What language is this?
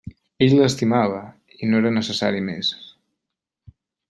Catalan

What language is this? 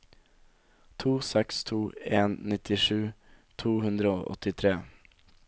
Norwegian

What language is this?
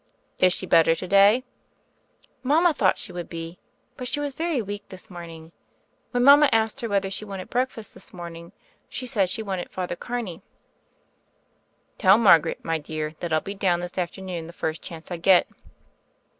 English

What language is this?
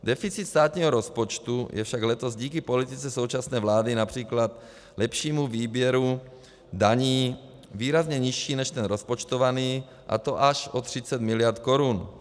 Czech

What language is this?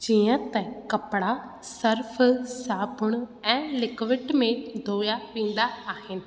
Sindhi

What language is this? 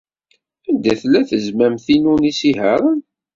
Kabyle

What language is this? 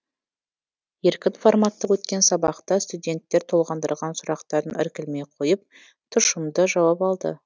Kazakh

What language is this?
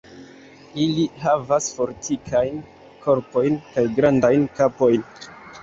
Esperanto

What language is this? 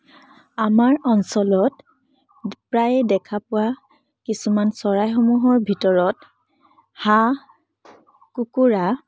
Assamese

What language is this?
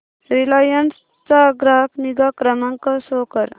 Marathi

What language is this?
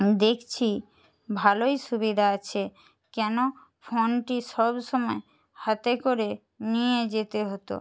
Bangla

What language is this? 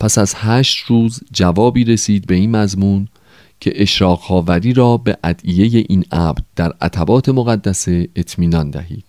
Persian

